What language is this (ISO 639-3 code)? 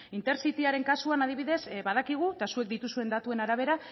eus